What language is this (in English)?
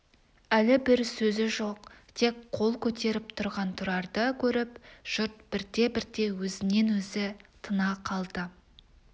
Kazakh